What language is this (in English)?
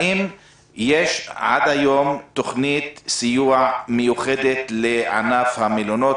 Hebrew